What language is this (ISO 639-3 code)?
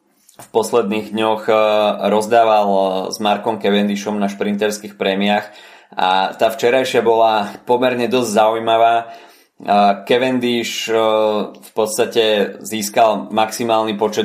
slk